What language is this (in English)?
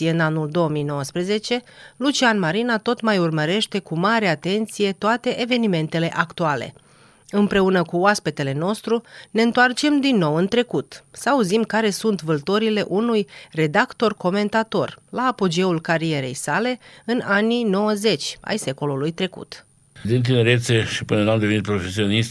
Romanian